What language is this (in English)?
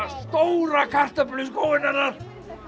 Icelandic